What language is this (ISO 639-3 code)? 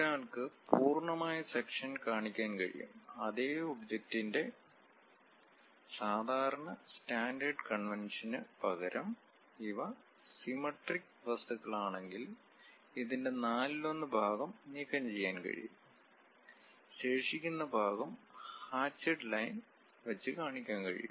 mal